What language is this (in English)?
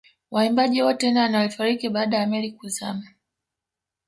Swahili